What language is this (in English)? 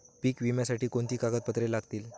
Marathi